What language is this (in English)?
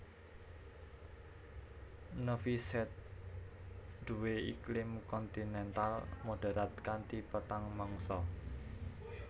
Javanese